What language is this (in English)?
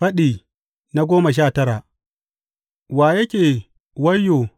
Hausa